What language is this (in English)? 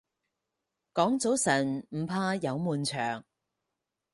Cantonese